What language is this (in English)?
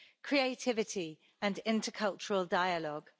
English